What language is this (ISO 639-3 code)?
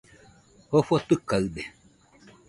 hux